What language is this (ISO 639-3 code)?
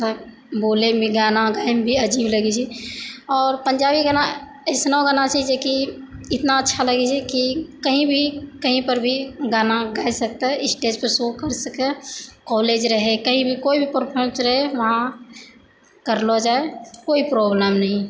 mai